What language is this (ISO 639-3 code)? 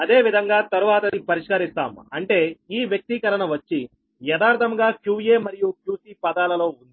tel